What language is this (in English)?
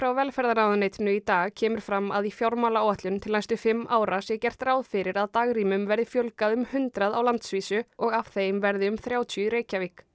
Icelandic